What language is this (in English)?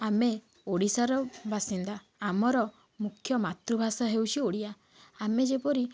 Odia